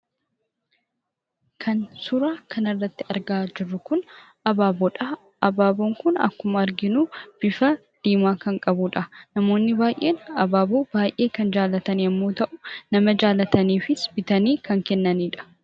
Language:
Oromo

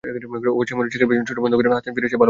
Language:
Bangla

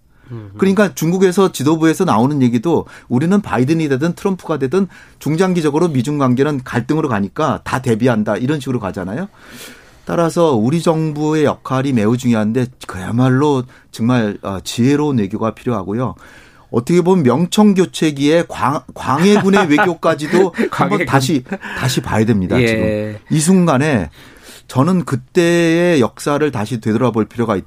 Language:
Korean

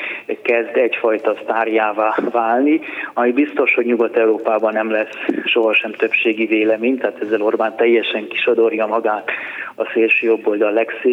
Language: Hungarian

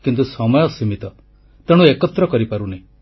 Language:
Odia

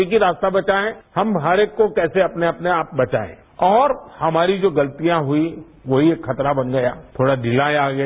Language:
Hindi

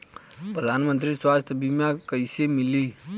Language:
Bhojpuri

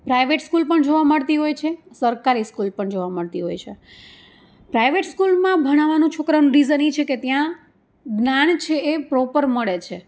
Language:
Gujarati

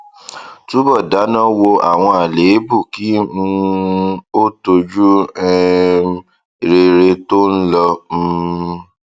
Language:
Yoruba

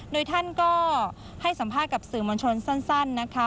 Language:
Thai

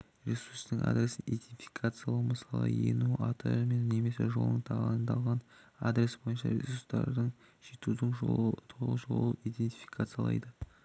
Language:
Kazakh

